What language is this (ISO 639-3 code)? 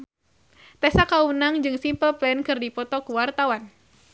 sun